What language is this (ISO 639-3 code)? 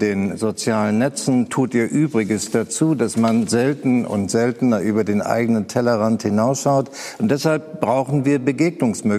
deu